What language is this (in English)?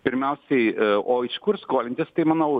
Lithuanian